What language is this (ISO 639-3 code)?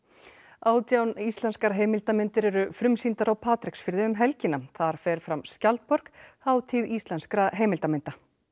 isl